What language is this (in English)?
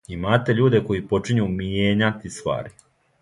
Serbian